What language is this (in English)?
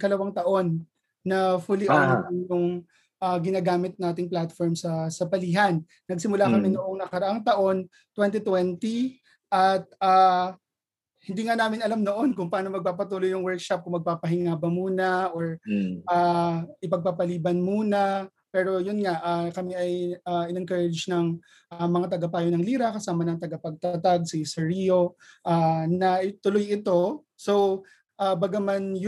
Filipino